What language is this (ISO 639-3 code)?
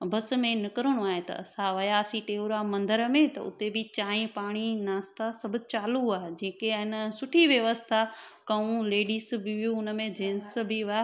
snd